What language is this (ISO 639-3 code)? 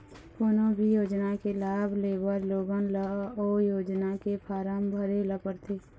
hne